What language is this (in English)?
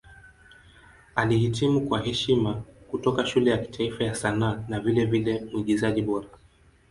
Swahili